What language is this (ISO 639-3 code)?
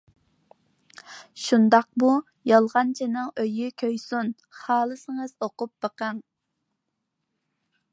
uig